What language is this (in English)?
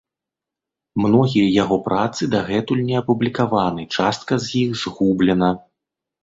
Belarusian